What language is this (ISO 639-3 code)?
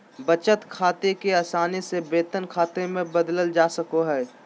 mag